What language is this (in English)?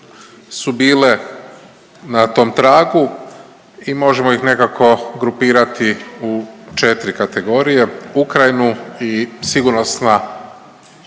Croatian